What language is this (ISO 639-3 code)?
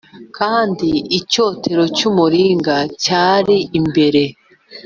kin